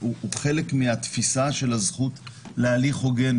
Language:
Hebrew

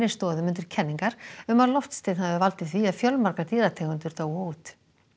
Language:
Icelandic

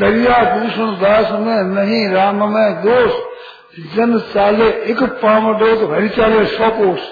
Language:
Hindi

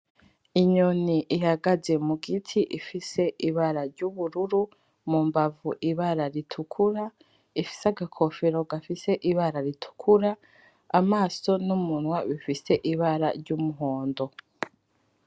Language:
Rundi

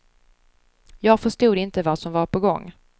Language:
Swedish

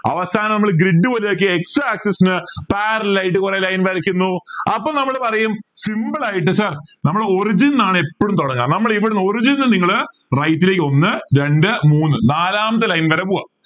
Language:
Malayalam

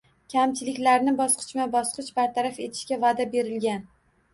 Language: Uzbek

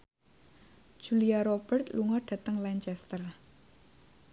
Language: Javanese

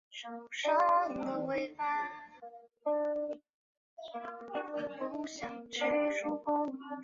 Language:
Chinese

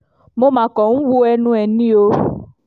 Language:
Yoruba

